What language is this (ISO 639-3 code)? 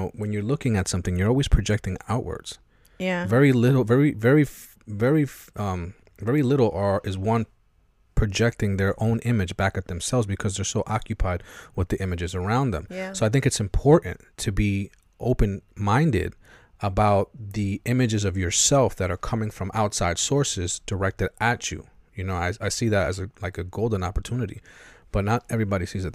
eng